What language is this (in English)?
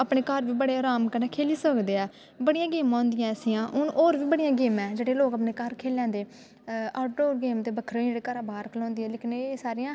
Dogri